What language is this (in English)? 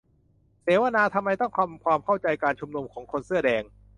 Thai